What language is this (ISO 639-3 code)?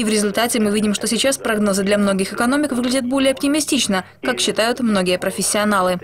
rus